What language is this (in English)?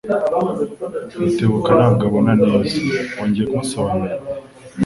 Kinyarwanda